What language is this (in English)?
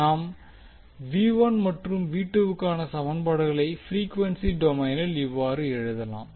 Tamil